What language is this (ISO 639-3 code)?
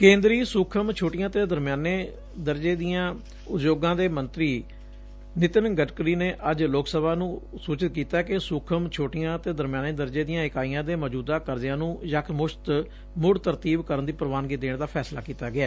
pan